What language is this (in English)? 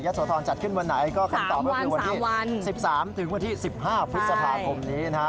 Thai